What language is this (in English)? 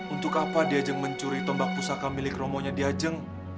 Indonesian